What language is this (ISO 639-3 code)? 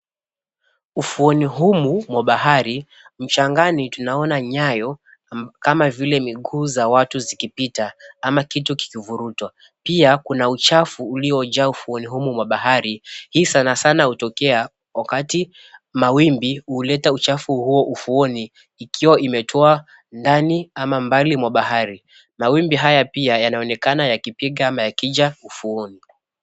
swa